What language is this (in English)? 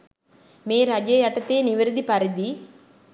Sinhala